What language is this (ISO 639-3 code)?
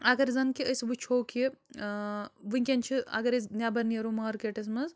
kas